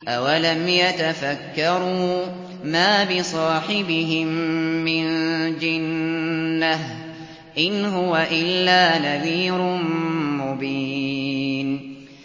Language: Arabic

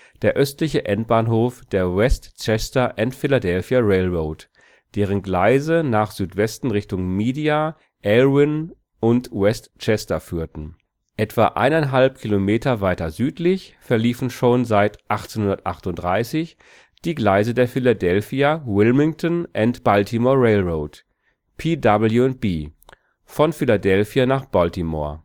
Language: German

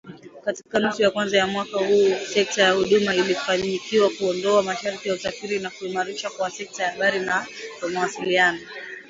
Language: Swahili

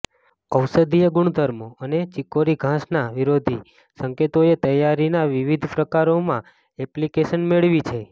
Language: Gujarati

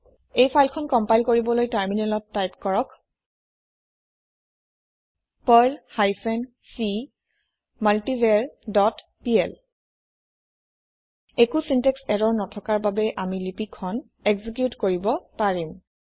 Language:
Assamese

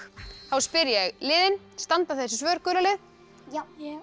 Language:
Icelandic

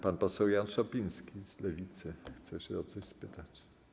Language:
Polish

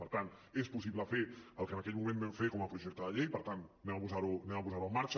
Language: Catalan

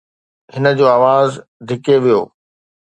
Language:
Sindhi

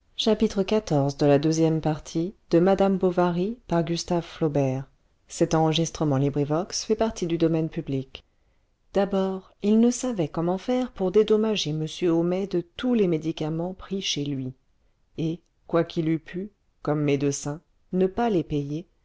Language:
French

